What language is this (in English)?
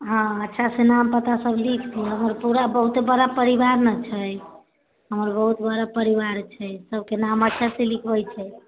Maithili